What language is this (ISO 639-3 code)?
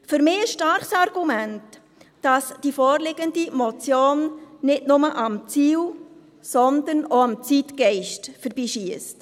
gsw